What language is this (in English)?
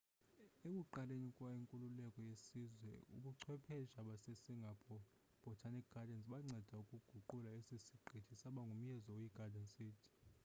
Xhosa